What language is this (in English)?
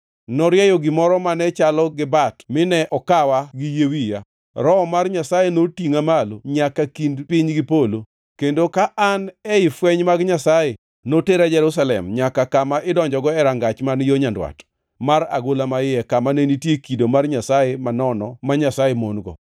Luo (Kenya and Tanzania)